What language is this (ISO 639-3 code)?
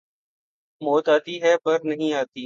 urd